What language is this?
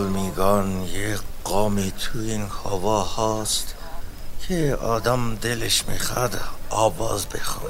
Persian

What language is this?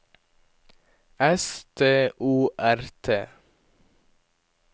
Norwegian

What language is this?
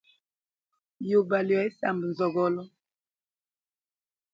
Hemba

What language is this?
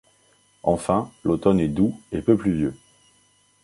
French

